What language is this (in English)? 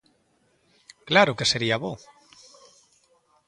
Galician